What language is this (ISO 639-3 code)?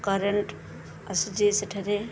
ori